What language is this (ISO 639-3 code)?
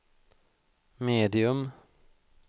swe